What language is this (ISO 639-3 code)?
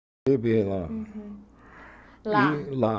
por